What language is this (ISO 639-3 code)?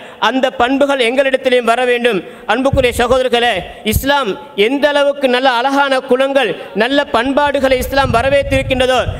ara